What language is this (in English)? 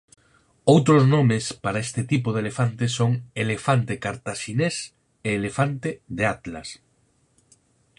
Galician